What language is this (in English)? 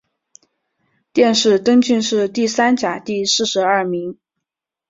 Chinese